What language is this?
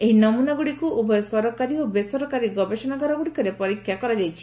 Odia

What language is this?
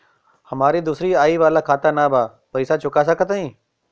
Bhojpuri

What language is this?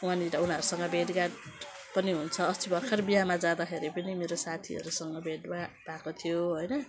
Nepali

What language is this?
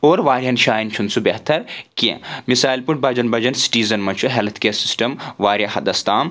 Kashmiri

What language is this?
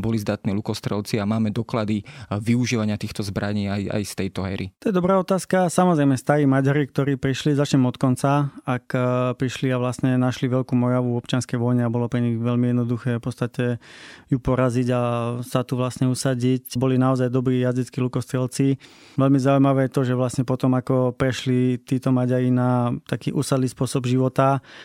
Slovak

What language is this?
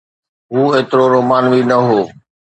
Sindhi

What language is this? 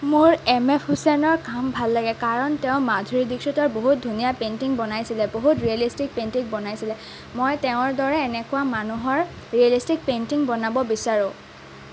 Assamese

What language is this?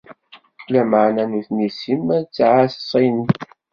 Kabyle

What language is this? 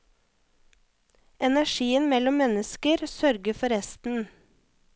Norwegian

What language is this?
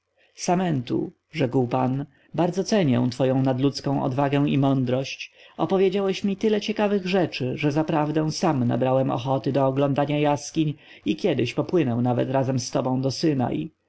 Polish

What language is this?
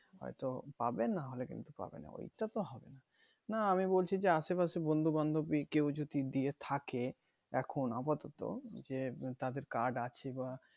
Bangla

